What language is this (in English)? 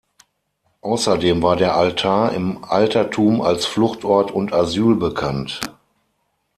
German